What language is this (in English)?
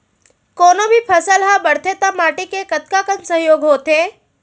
Chhattisgarhi